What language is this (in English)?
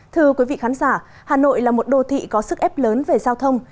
Vietnamese